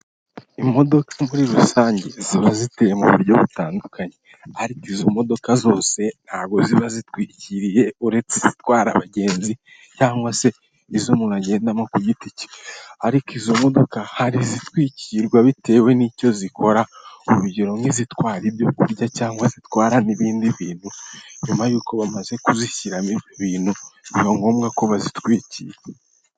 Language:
Kinyarwanda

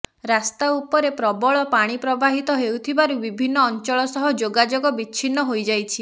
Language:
Odia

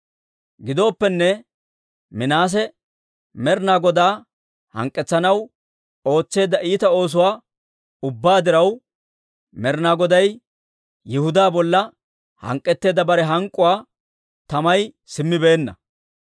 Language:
Dawro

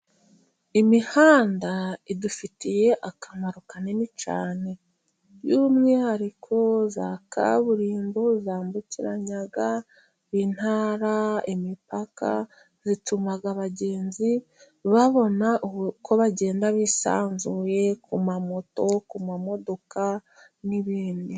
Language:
Kinyarwanda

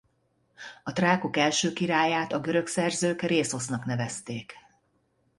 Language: Hungarian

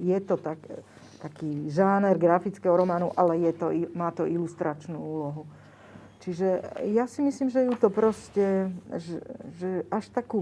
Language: Slovak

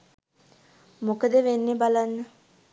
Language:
Sinhala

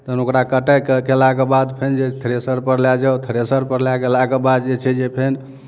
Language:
Maithili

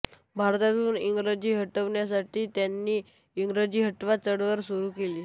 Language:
Marathi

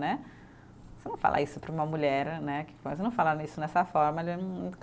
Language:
Portuguese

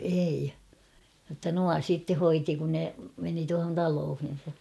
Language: Finnish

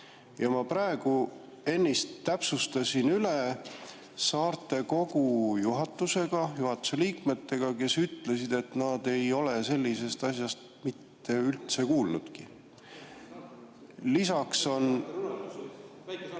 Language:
Estonian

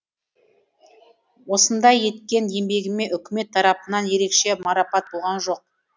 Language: Kazakh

